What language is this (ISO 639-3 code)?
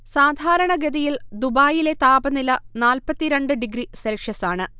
mal